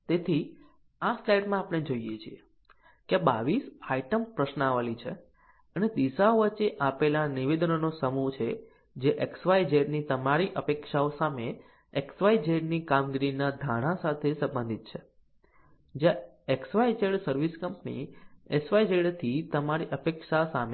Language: Gujarati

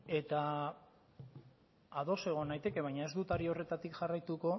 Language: Basque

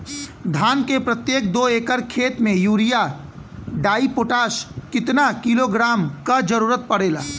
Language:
Bhojpuri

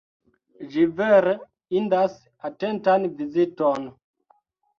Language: Esperanto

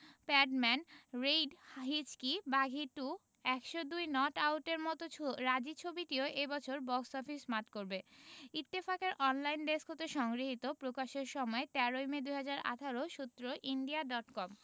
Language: Bangla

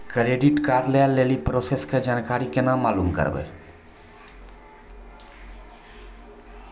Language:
Maithili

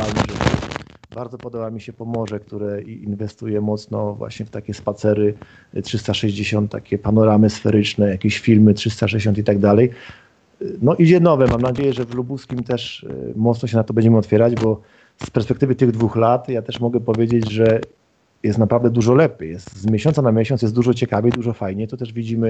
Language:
Polish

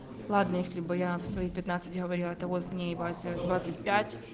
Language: Russian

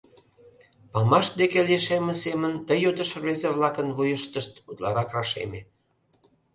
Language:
Mari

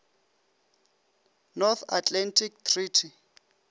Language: Northern Sotho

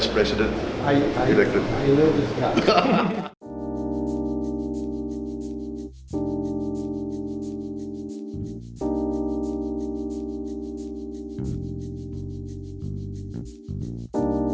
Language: Indonesian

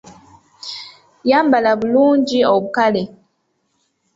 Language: Ganda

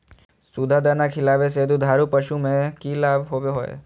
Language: Magahi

